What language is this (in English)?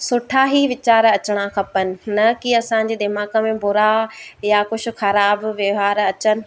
Sindhi